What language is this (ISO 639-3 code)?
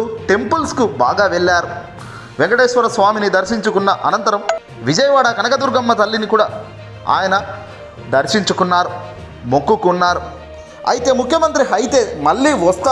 tel